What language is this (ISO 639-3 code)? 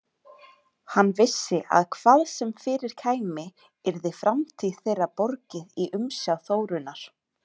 isl